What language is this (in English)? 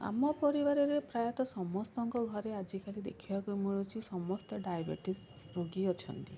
Odia